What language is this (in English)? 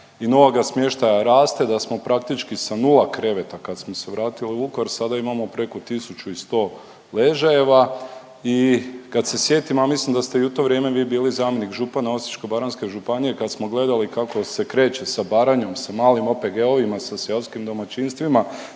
Croatian